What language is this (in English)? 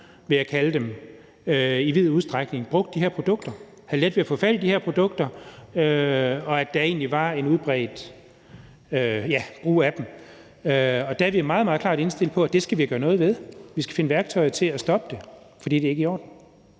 Danish